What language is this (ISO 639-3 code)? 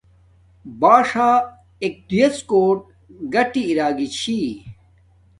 dmk